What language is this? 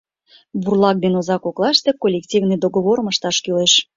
Mari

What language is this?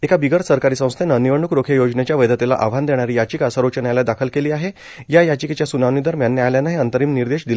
Marathi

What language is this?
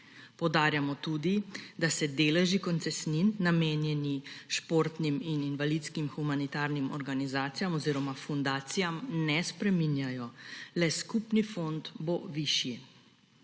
Slovenian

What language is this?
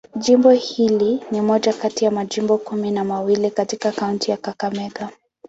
Swahili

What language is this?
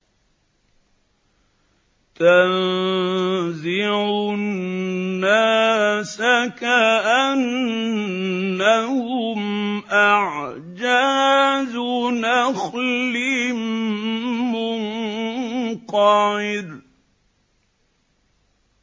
Arabic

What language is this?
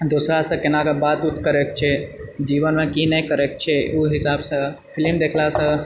Maithili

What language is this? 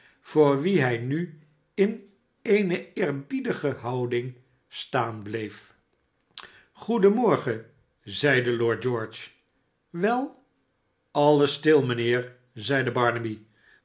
Dutch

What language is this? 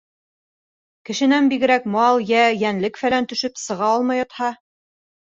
Bashkir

